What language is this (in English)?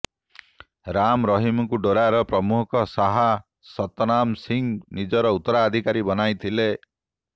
Odia